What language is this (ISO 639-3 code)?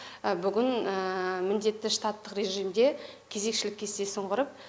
kaz